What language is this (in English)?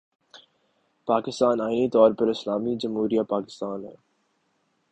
Urdu